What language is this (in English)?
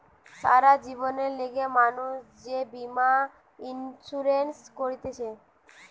Bangla